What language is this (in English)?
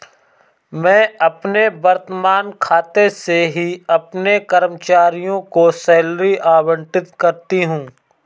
Hindi